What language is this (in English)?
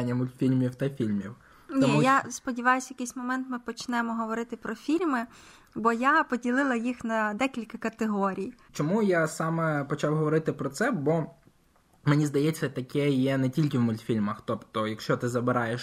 Ukrainian